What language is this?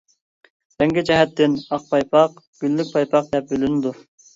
Uyghur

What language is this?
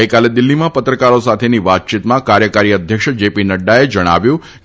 Gujarati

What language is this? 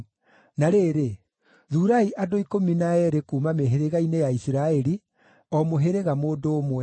Kikuyu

